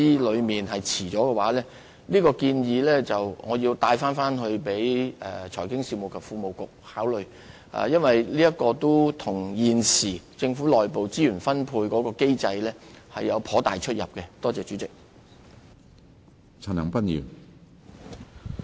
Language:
Cantonese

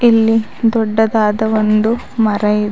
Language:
Kannada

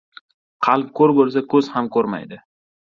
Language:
Uzbek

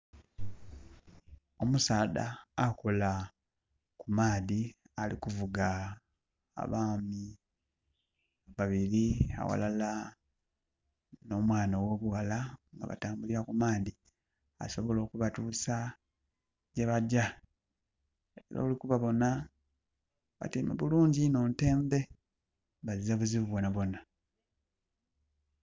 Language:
Soga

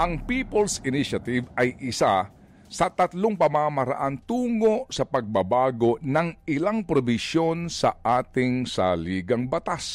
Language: Filipino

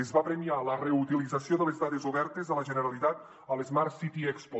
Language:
Catalan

